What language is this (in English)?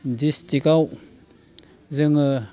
Bodo